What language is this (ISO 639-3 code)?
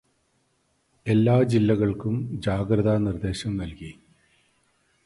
mal